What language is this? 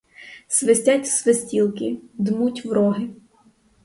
Ukrainian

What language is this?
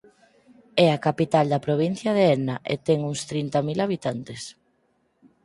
Galician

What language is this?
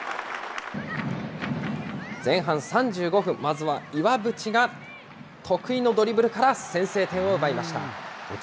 Japanese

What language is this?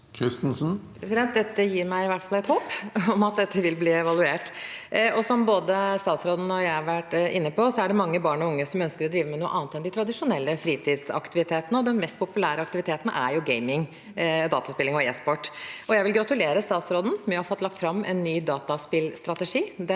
Norwegian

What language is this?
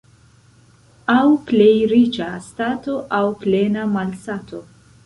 Esperanto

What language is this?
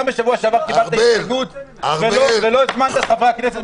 Hebrew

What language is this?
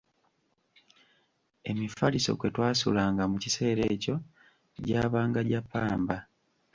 Ganda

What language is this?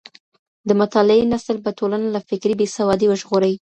Pashto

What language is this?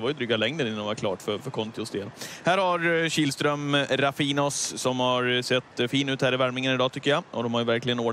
Swedish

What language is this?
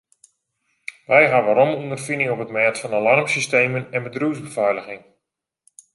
Western Frisian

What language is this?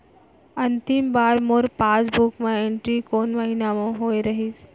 Chhattisgarhi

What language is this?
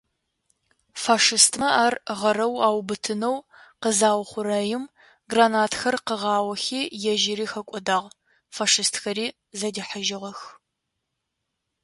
Adyghe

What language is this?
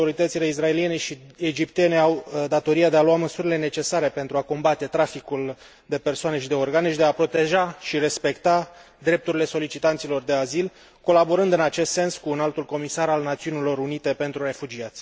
Romanian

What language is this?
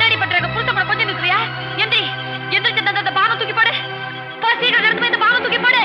Tamil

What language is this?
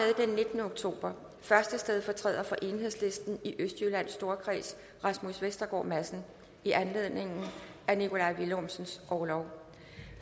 Danish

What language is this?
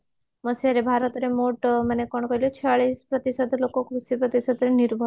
Odia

